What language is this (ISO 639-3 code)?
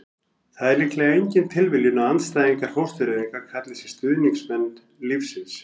isl